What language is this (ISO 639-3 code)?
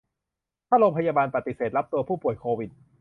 tha